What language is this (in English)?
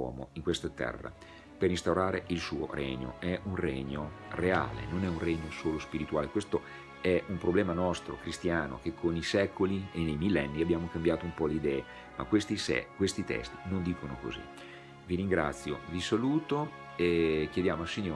Italian